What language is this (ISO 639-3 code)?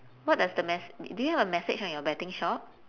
eng